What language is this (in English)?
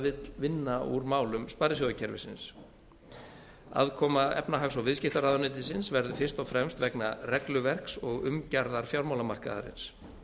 Icelandic